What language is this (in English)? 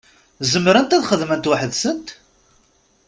Kabyle